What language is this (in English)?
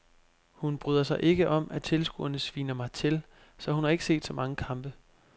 Danish